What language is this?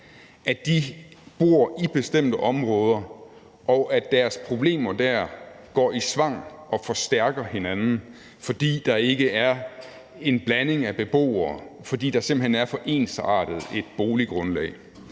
Danish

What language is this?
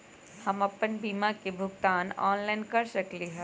Magahi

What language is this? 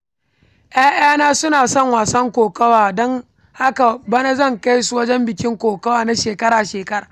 Hausa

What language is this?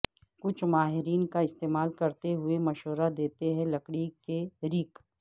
Urdu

